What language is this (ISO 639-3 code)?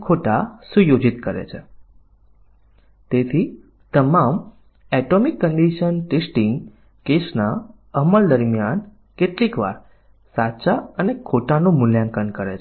guj